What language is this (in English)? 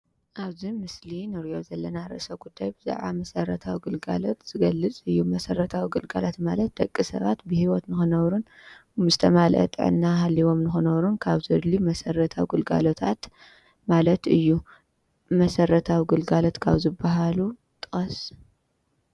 Tigrinya